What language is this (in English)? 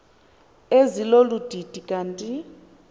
Xhosa